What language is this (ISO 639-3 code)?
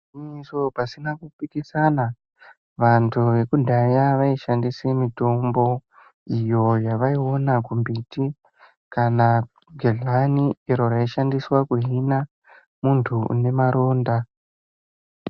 ndc